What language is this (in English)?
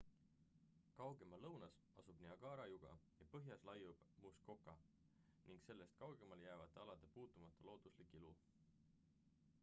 Estonian